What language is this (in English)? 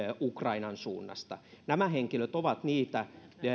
Finnish